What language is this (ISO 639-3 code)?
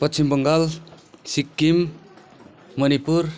nep